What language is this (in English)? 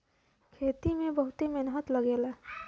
Bhojpuri